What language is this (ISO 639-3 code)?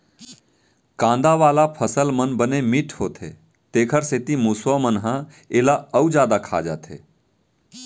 hne